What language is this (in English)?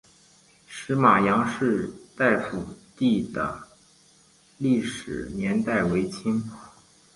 Chinese